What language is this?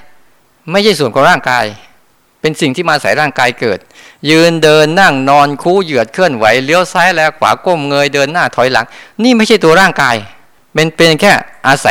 Thai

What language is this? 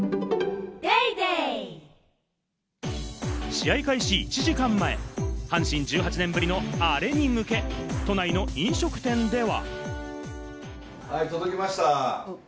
Japanese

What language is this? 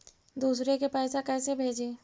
Magahi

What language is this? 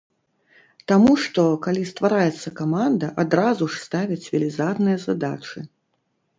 Belarusian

